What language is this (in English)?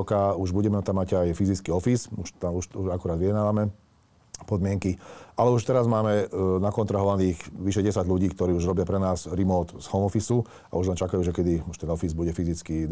Slovak